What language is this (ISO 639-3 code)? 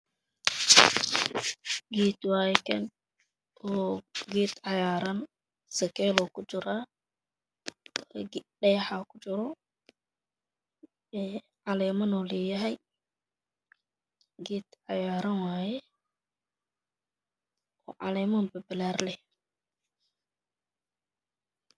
som